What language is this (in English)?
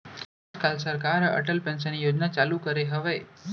Chhattisgarhi